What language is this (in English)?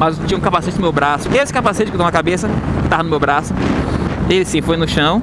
Portuguese